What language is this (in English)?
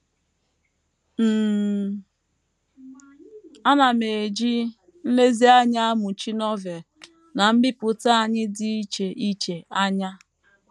Igbo